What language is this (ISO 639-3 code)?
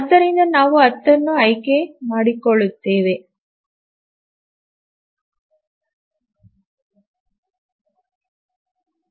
kan